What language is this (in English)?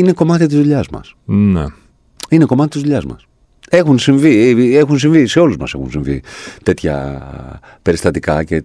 Greek